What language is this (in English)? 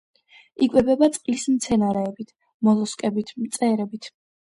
Georgian